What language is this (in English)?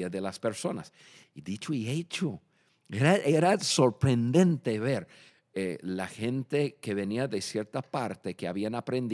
Spanish